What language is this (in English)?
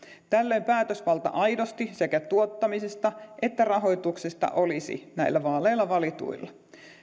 Finnish